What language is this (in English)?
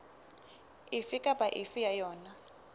Southern Sotho